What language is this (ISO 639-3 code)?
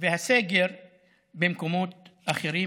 heb